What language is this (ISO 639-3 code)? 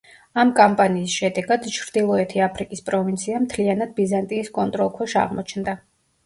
kat